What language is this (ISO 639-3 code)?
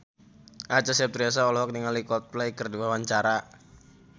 sun